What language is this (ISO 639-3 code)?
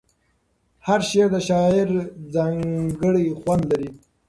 pus